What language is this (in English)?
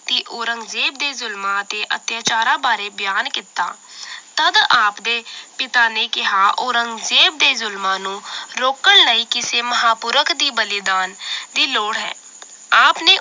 Punjabi